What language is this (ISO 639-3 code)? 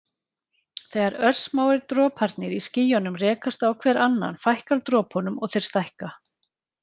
isl